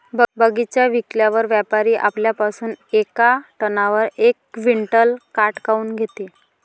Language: Marathi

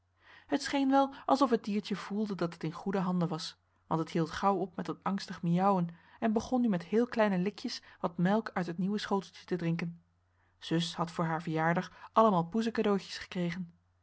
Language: Dutch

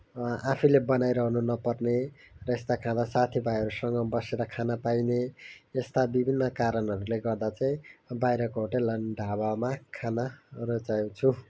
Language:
Nepali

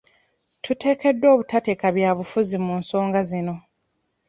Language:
Ganda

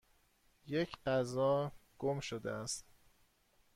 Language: Persian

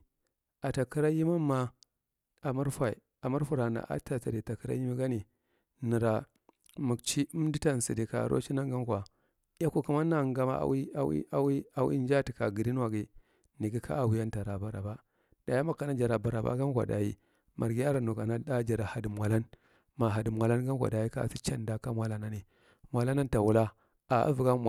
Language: Marghi Central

